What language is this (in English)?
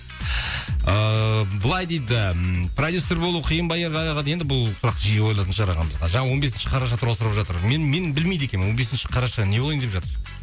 Kazakh